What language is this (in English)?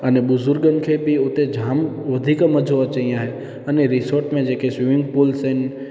Sindhi